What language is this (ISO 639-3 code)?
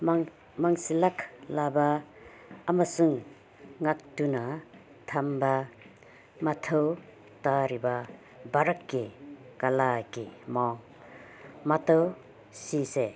mni